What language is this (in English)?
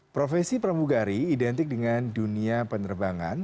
Indonesian